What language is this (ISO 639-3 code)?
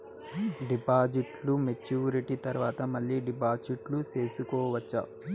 tel